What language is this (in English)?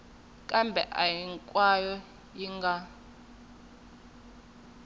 Tsonga